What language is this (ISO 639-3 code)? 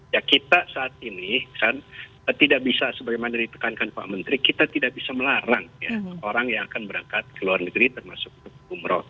ind